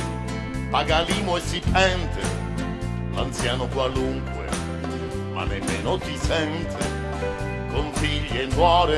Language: Italian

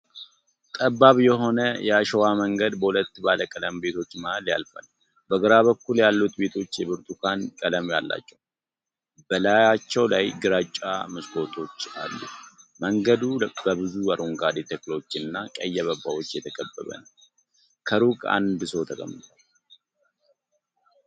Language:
Amharic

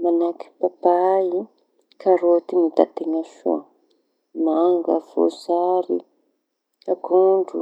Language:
Tanosy Malagasy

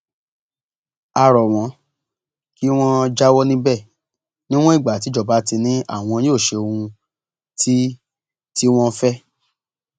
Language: Yoruba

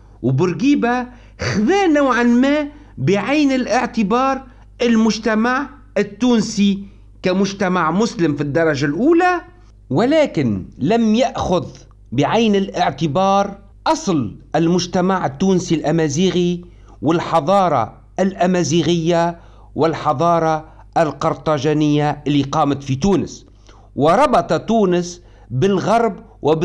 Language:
Arabic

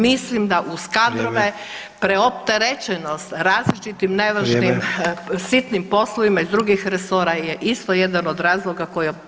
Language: Croatian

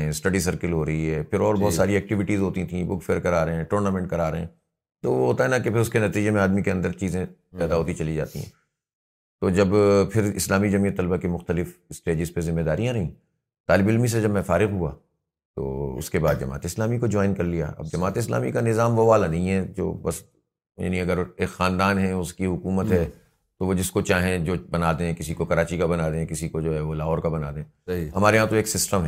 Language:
Urdu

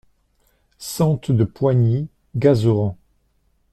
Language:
French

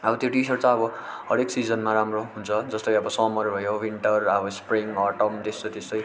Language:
Nepali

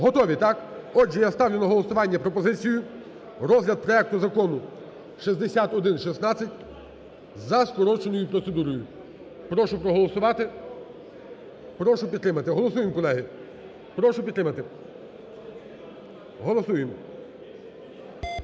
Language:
Ukrainian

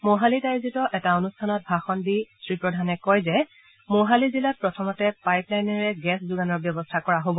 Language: Assamese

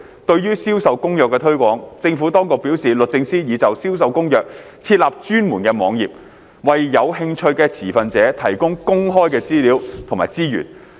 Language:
Cantonese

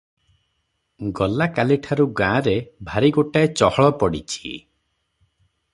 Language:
Odia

